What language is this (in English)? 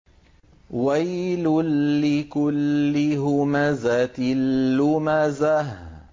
Arabic